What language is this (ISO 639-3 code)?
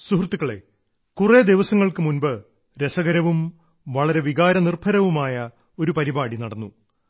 mal